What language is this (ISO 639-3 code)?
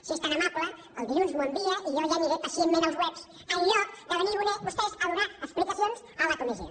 cat